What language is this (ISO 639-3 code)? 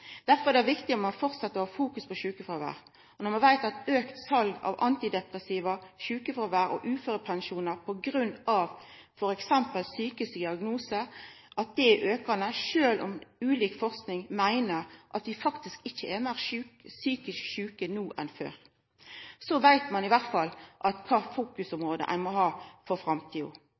nno